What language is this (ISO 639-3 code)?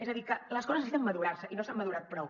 cat